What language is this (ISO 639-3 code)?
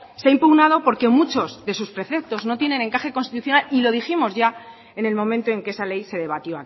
spa